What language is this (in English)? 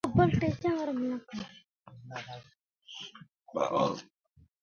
Gurgula